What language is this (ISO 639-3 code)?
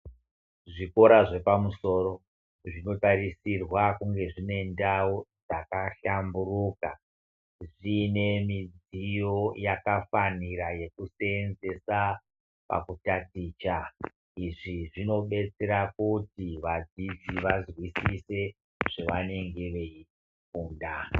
ndc